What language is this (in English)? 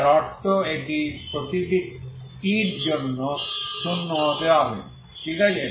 Bangla